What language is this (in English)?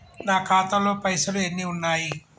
Telugu